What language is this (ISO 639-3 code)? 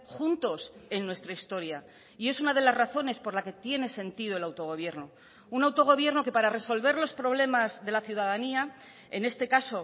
spa